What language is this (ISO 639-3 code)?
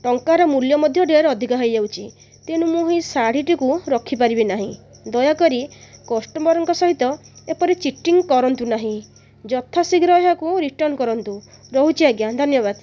ori